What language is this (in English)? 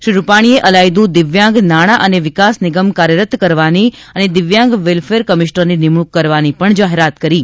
Gujarati